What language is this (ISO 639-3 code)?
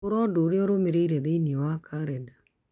kik